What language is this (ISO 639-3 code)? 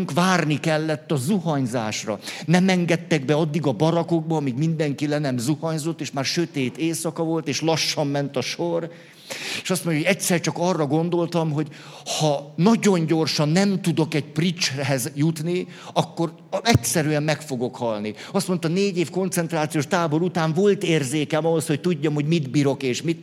hun